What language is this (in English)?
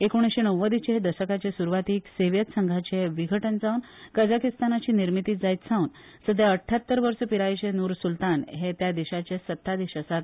Konkani